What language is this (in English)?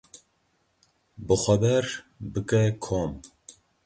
Kurdish